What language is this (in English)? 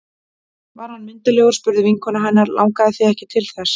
Icelandic